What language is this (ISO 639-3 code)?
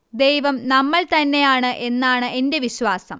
mal